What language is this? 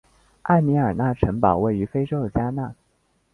Chinese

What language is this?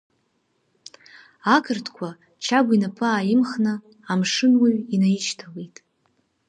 Abkhazian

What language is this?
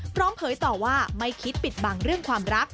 Thai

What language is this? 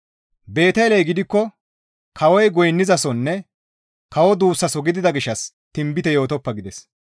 Gamo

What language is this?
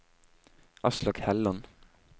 Norwegian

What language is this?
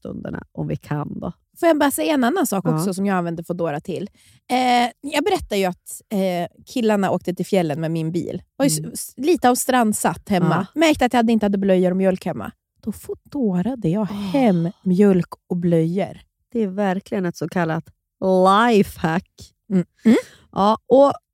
Swedish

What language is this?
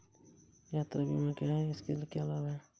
Hindi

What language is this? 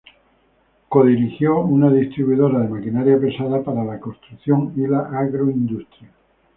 Spanish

